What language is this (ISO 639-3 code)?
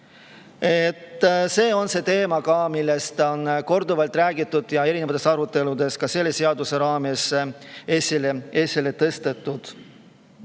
est